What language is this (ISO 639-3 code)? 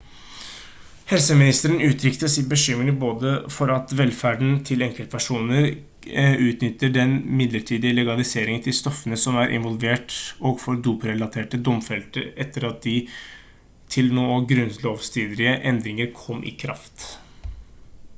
nob